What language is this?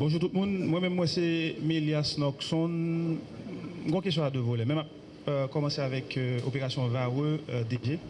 French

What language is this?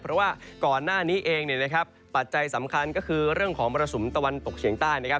Thai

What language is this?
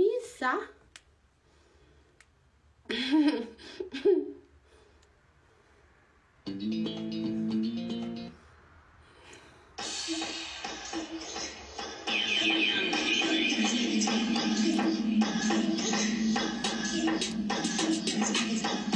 Arabic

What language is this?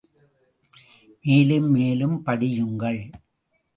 Tamil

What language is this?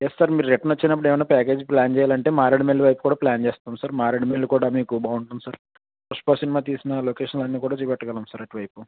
Telugu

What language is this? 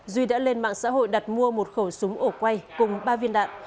Vietnamese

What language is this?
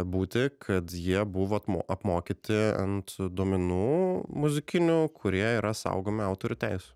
Lithuanian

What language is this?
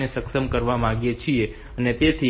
Gujarati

